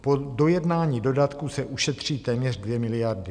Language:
Czech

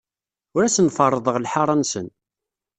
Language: Kabyle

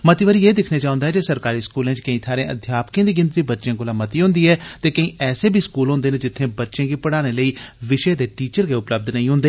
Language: Dogri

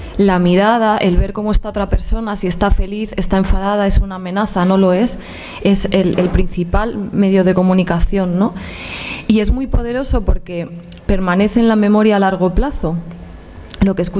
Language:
Spanish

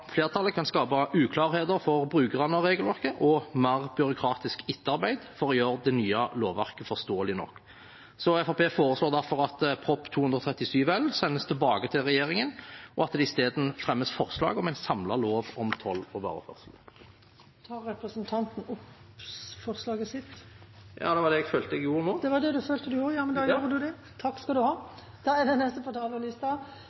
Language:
Norwegian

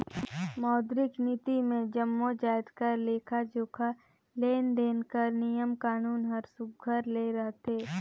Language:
Chhattisgarhi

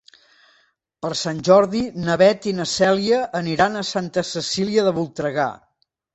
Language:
Catalan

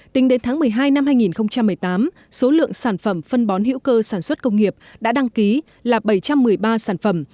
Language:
Vietnamese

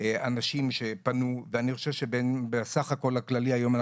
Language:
Hebrew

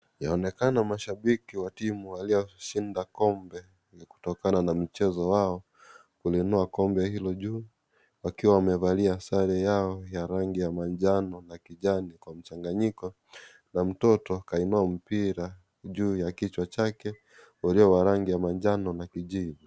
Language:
Swahili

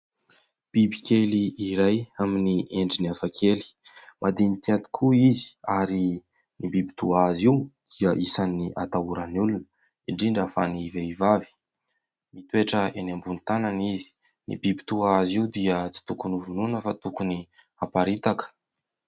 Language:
Malagasy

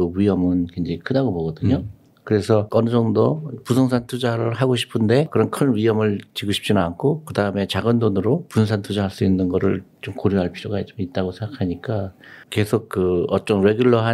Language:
Korean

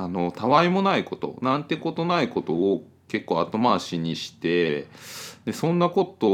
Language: Japanese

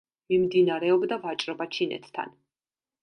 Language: Georgian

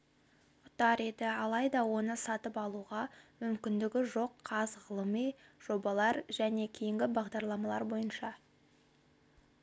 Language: Kazakh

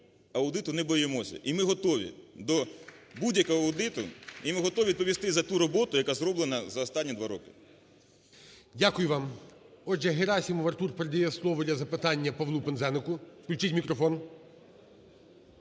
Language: Ukrainian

